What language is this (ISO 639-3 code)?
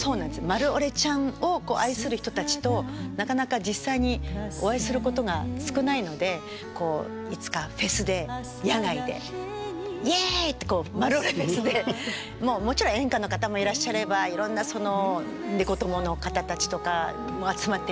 jpn